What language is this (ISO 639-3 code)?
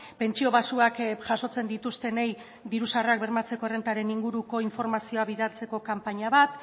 eus